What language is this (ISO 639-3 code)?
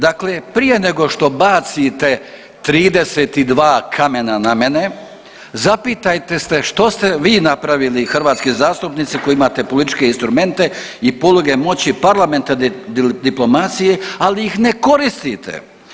hrv